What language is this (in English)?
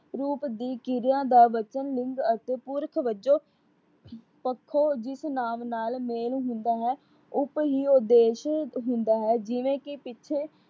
Punjabi